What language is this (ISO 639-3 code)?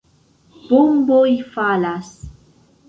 epo